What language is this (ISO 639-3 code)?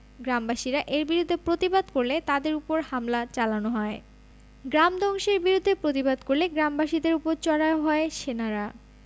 ben